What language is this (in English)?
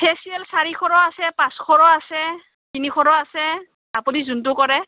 Assamese